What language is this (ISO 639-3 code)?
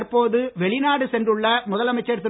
tam